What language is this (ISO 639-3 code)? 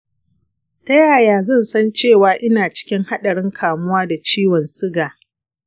hau